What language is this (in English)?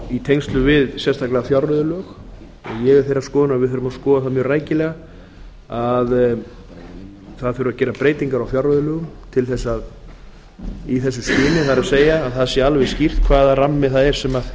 Icelandic